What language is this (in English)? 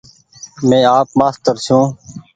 Goaria